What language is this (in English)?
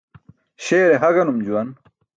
Burushaski